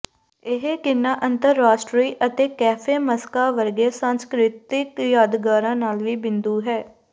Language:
Punjabi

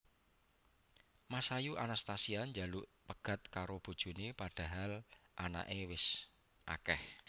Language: Javanese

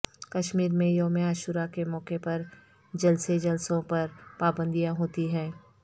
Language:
Urdu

